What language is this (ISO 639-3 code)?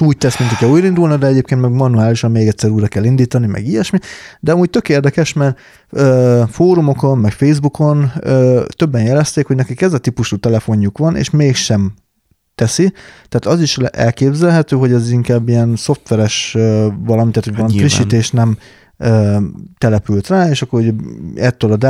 hun